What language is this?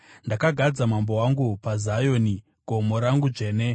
Shona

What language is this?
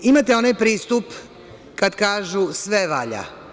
Serbian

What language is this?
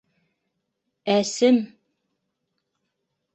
Bashkir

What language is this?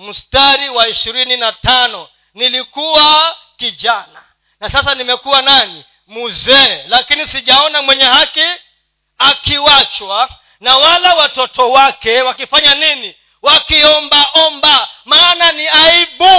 Swahili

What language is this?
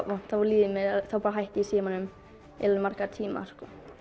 Icelandic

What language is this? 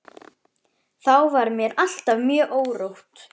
Icelandic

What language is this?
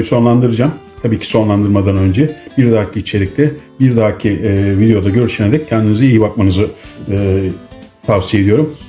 Turkish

